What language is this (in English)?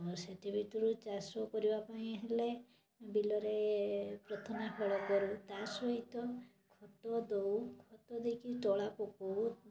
Odia